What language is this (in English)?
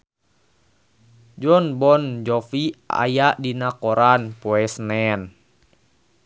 Sundanese